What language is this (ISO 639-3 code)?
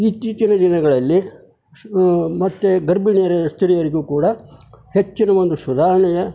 kan